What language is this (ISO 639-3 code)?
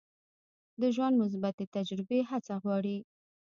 pus